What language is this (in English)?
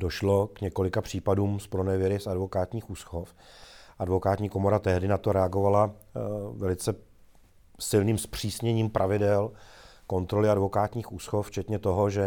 Czech